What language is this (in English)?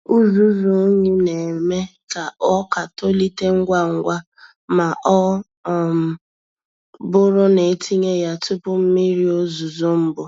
Igbo